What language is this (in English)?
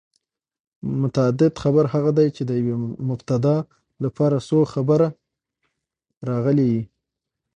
Pashto